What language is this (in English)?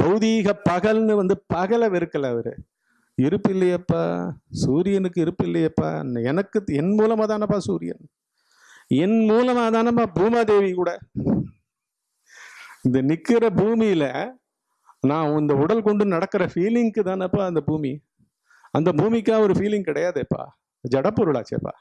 Tamil